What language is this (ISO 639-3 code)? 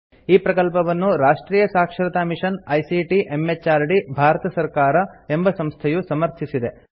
kan